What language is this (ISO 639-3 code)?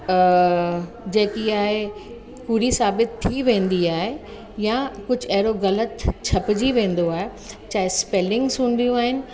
snd